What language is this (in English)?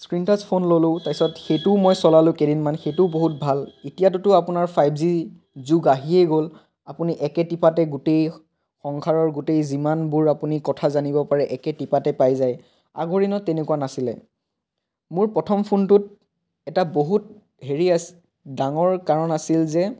Assamese